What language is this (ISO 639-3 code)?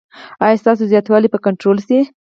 pus